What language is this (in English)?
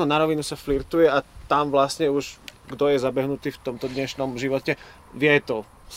Slovak